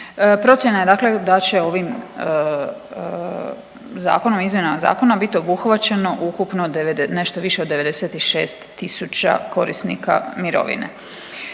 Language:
Croatian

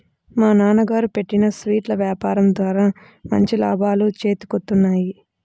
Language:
Telugu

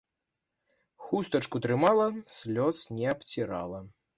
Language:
Belarusian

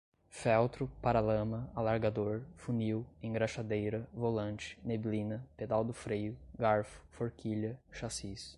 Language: Portuguese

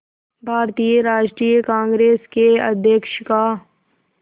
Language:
Hindi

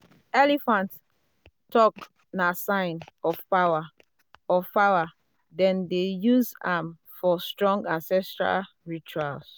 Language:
Nigerian Pidgin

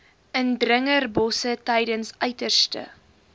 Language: Afrikaans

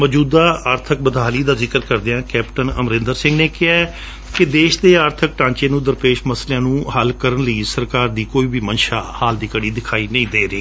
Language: Punjabi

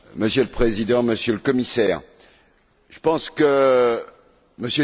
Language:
French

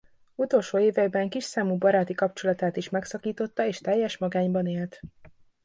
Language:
Hungarian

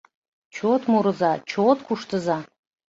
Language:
Mari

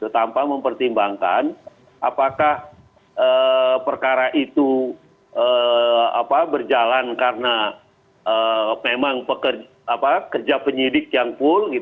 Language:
Indonesian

